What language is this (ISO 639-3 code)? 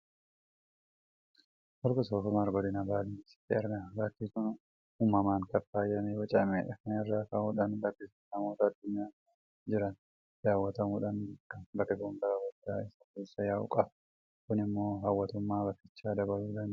orm